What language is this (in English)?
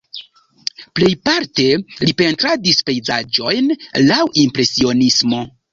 Esperanto